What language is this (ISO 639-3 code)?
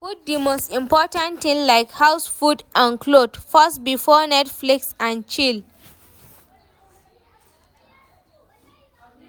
pcm